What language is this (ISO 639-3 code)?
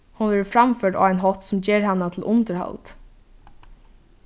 fao